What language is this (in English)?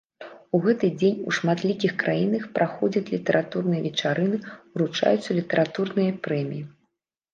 Belarusian